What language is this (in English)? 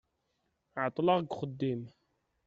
Kabyle